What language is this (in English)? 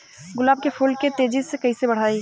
Bhojpuri